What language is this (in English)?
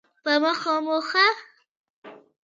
Pashto